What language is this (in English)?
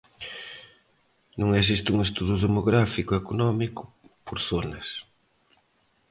Galician